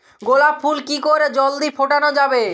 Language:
Bangla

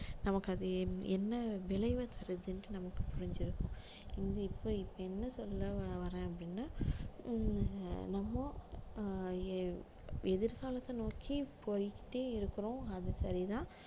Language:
Tamil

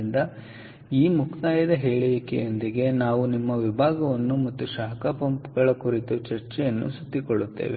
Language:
Kannada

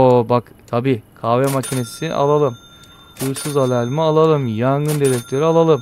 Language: Turkish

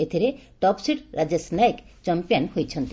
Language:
Odia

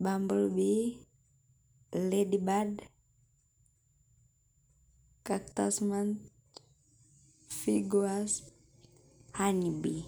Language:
Masai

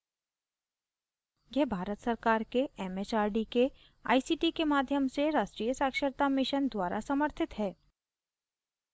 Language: Hindi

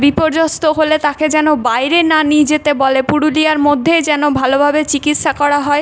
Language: Bangla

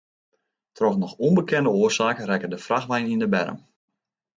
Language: Western Frisian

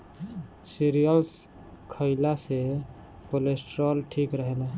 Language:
Bhojpuri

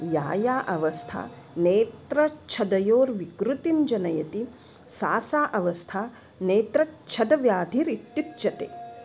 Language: Sanskrit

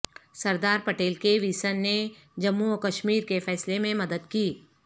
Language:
Urdu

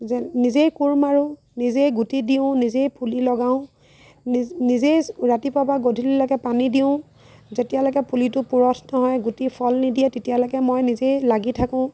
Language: Assamese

